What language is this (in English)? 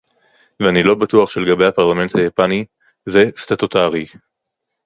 Hebrew